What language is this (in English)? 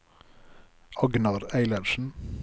Norwegian